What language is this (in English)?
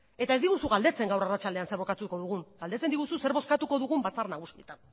Basque